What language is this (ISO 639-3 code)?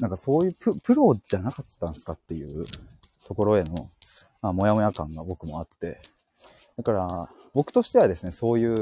jpn